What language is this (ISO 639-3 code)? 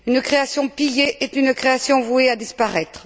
fra